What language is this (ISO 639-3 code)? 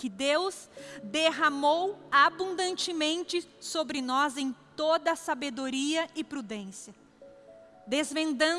por